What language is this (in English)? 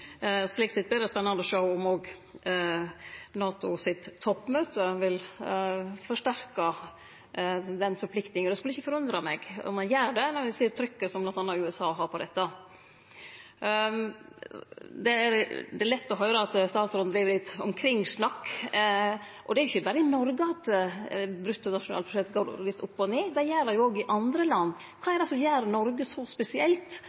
Norwegian Nynorsk